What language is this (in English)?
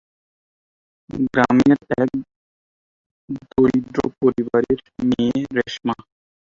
Bangla